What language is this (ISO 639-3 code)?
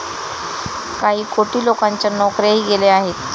mar